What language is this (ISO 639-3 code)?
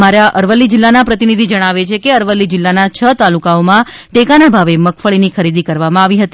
guj